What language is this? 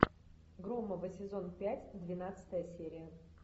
Russian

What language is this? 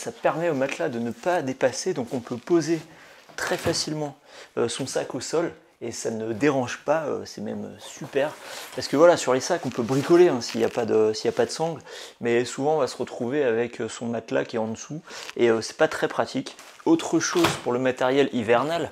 French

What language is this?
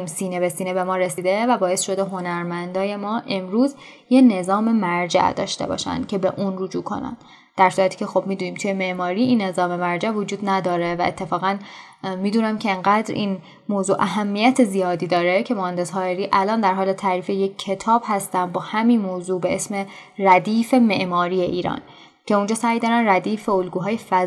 Persian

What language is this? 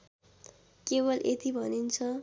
Nepali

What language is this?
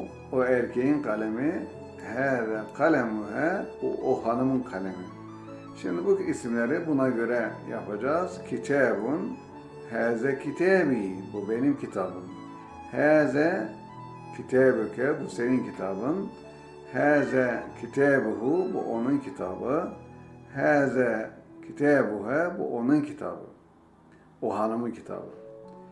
Turkish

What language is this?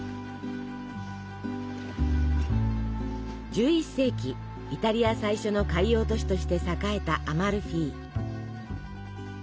Japanese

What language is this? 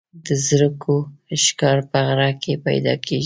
Pashto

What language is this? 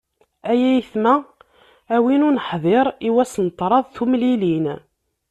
Kabyle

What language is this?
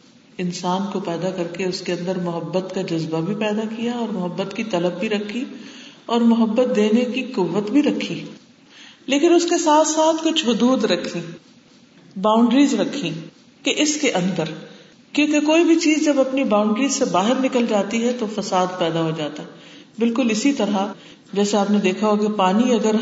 Urdu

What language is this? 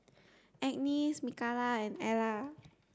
English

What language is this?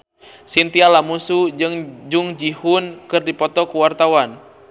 Sundanese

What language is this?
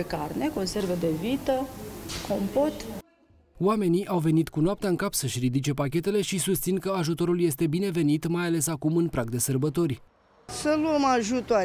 Romanian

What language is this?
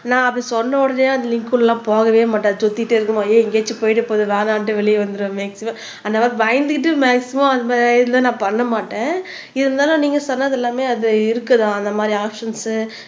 Tamil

